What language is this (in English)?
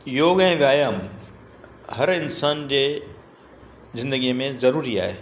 Sindhi